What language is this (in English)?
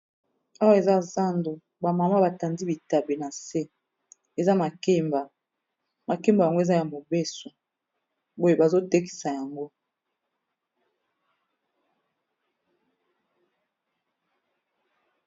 Lingala